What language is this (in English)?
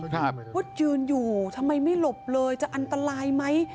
Thai